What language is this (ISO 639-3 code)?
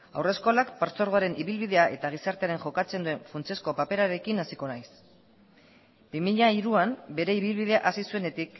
eus